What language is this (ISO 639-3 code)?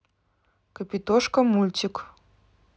rus